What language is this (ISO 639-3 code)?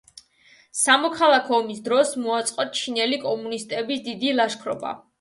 kat